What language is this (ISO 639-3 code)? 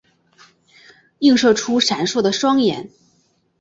zho